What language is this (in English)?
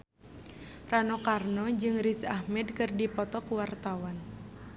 Sundanese